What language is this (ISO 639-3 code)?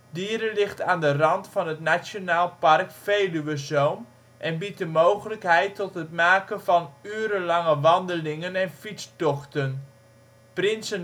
nld